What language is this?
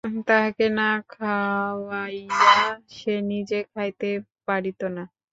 Bangla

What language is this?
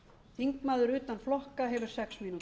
Icelandic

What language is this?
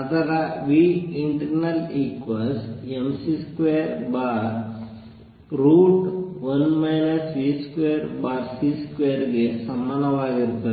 Kannada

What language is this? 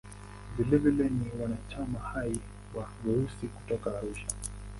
Swahili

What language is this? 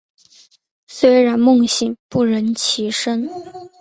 Chinese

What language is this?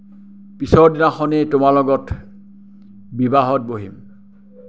Assamese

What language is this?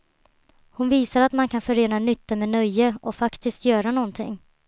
Swedish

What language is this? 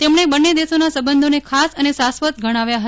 Gujarati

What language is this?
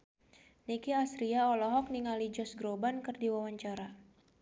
Sundanese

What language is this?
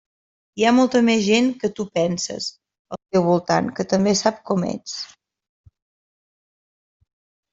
Catalan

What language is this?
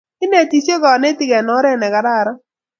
Kalenjin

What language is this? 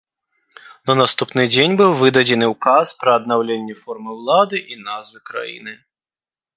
Belarusian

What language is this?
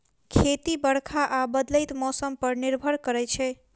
Maithili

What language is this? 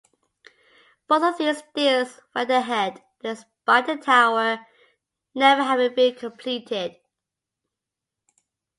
English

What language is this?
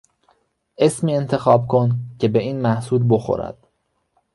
Persian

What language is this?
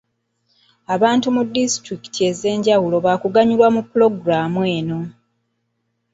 Ganda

